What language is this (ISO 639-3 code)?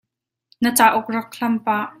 cnh